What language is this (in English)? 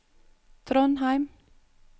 Norwegian